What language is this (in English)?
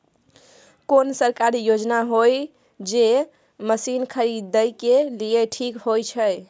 Maithili